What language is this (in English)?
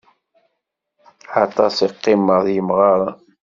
Kabyle